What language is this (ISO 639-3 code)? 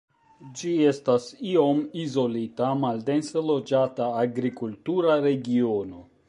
epo